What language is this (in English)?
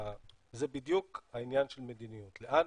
Hebrew